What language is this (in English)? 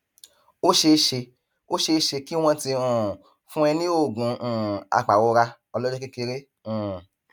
Yoruba